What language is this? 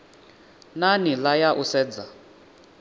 Venda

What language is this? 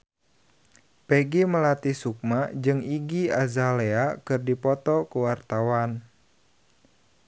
Sundanese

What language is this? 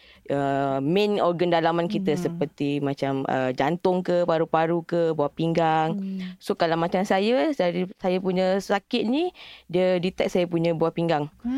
Malay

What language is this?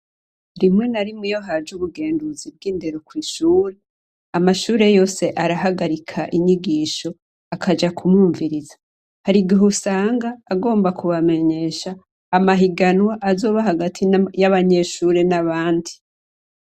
Rundi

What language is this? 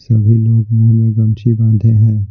Hindi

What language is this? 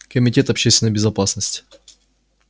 Russian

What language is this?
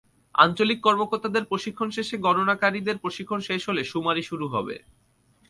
Bangla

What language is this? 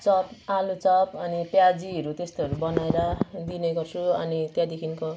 Nepali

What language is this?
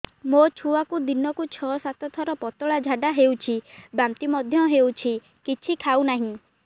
Odia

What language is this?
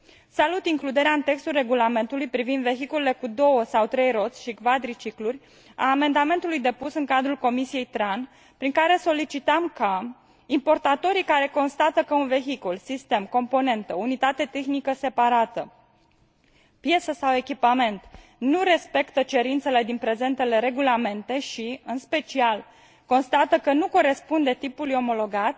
Romanian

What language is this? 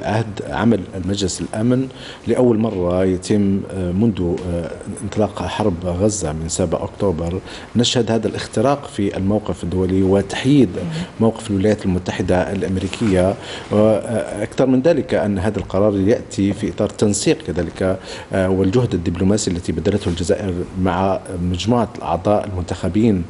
Arabic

